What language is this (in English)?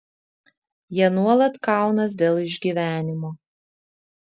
Lithuanian